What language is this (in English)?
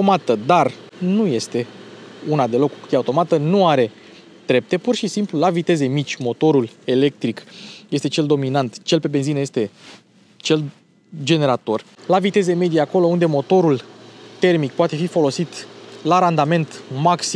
Romanian